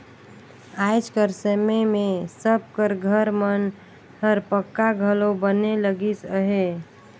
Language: Chhattisgarhi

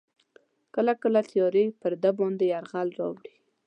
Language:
Pashto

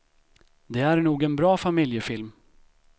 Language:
Swedish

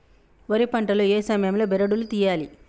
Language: Telugu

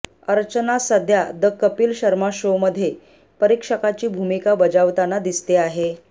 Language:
Marathi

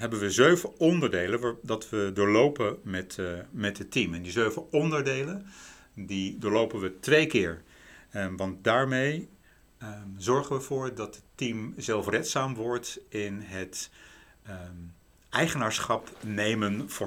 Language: Dutch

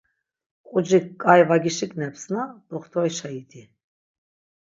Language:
Laz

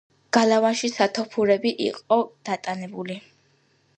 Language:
Georgian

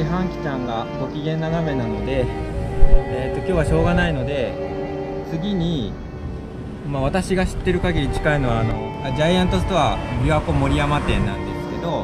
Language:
Japanese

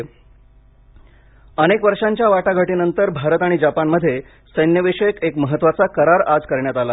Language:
Marathi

